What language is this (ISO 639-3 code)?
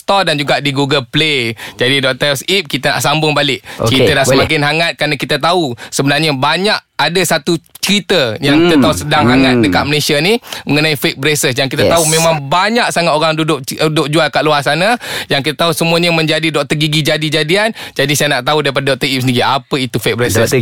msa